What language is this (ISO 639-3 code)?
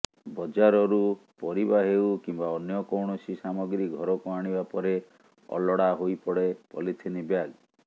ori